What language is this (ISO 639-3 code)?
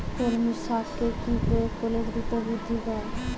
ben